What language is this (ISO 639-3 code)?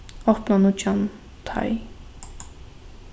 fao